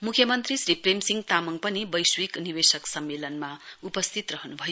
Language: Nepali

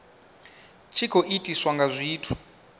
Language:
Venda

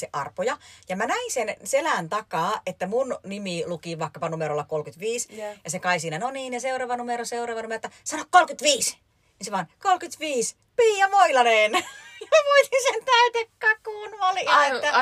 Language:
Finnish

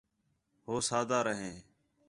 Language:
Khetrani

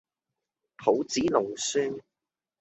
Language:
Cantonese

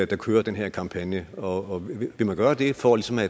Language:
Danish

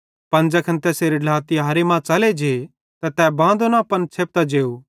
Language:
Bhadrawahi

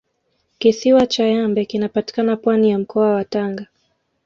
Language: Swahili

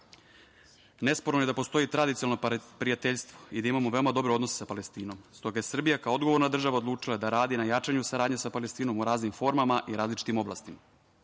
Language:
Serbian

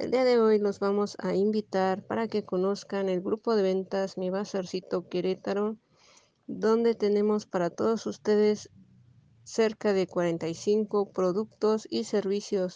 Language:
Spanish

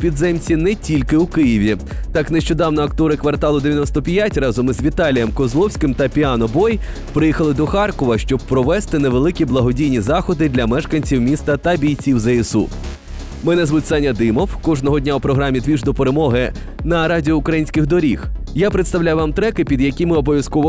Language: Ukrainian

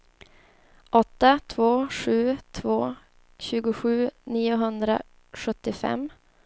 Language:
Swedish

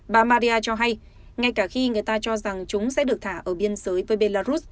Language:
Vietnamese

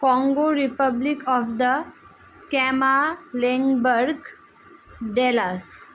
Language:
Bangla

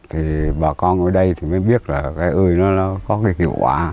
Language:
Vietnamese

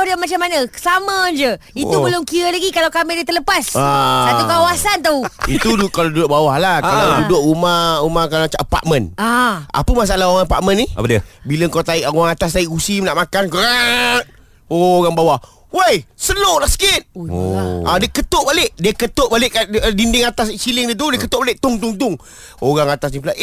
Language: Malay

